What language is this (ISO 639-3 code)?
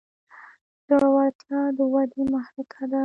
pus